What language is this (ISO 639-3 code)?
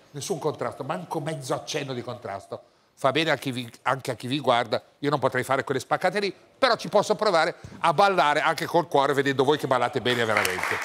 ita